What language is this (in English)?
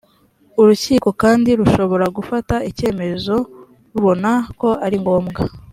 Kinyarwanda